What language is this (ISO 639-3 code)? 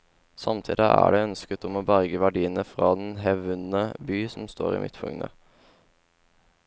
nor